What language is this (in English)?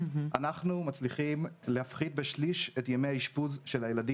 Hebrew